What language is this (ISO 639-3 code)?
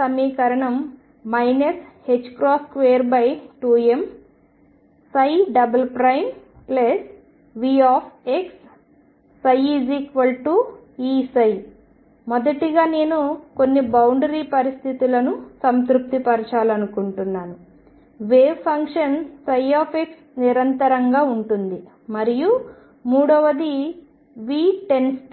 tel